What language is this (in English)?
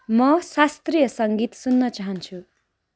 Nepali